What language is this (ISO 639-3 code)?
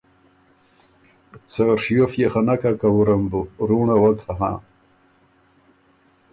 oru